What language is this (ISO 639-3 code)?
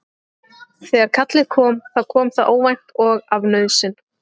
isl